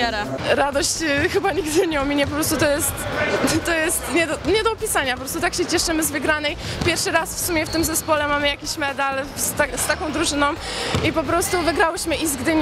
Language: Polish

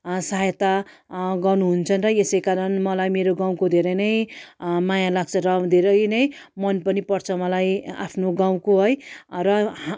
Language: Nepali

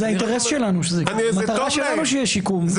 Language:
Hebrew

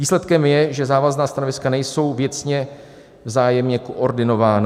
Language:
Czech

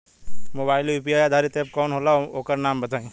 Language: Bhojpuri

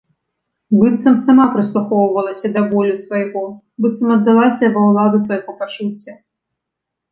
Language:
Belarusian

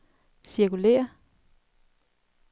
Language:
Danish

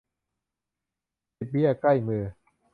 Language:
Thai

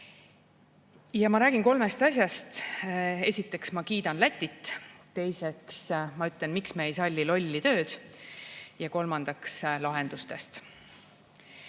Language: Estonian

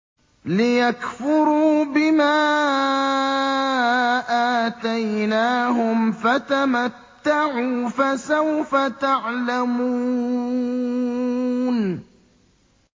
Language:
Arabic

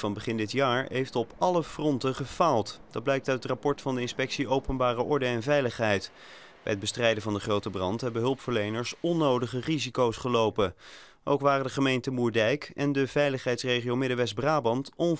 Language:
Dutch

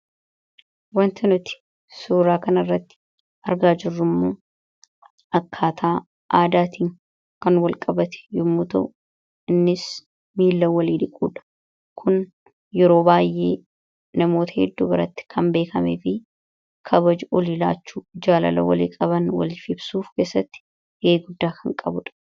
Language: Oromo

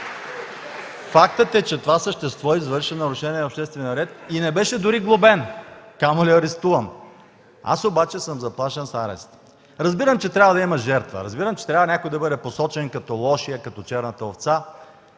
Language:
Bulgarian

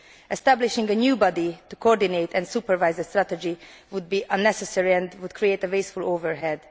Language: English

